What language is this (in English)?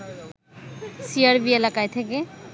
Bangla